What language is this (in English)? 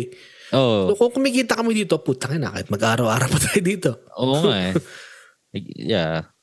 Filipino